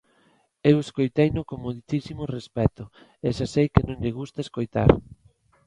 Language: Galician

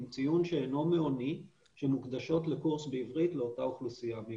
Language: Hebrew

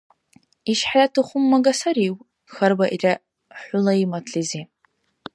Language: Dargwa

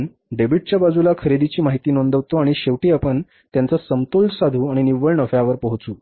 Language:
Marathi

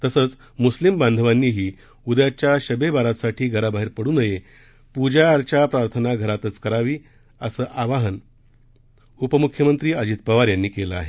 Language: Marathi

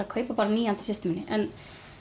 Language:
Icelandic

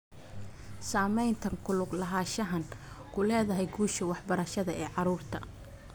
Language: Somali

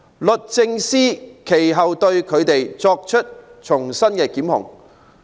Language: Cantonese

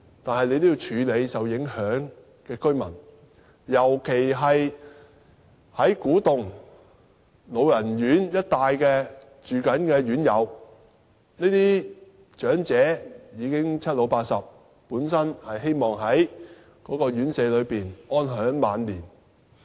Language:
Cantonese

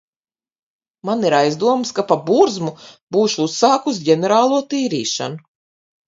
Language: Latvian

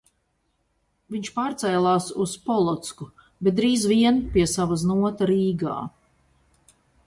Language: Latvian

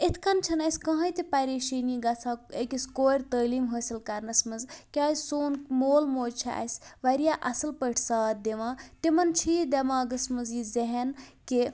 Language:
Kashmiri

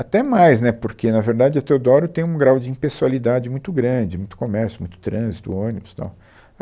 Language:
Portuguese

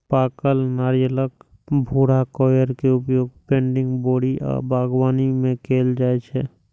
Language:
Maithili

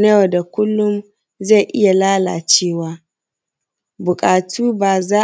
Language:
Hausa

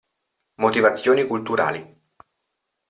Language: Italian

